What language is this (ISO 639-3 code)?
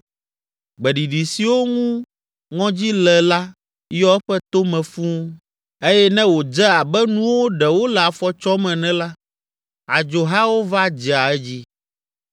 ewe